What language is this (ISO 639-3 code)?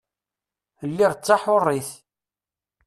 kab